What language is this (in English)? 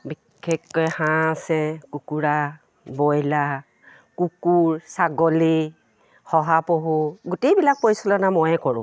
Assamese